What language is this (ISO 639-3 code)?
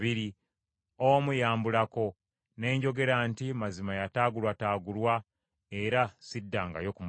lug